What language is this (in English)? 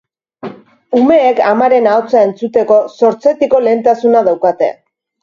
Basque